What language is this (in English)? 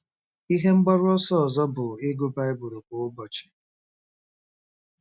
Igbo